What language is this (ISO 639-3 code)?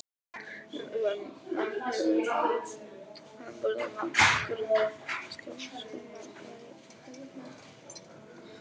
isl